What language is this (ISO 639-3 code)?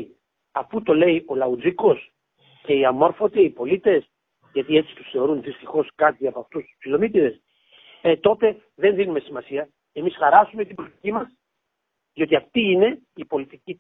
ell